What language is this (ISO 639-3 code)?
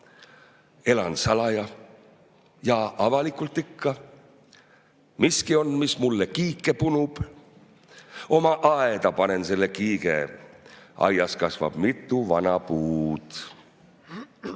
est